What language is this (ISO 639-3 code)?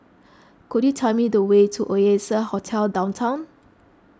eng